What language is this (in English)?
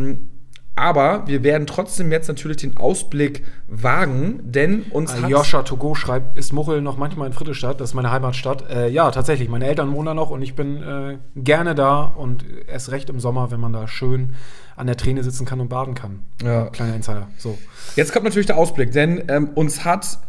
German